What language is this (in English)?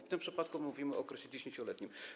Polish